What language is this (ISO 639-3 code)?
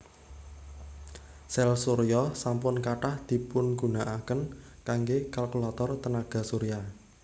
jav